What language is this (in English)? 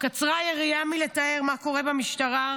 Hebrew